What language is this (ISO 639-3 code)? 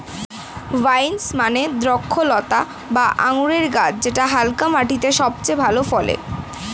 ben